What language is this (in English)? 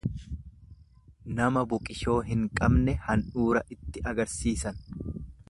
Oromo